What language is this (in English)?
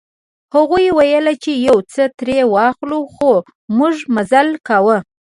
Pashto